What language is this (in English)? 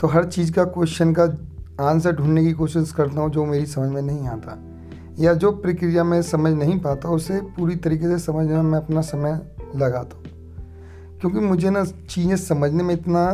Hindi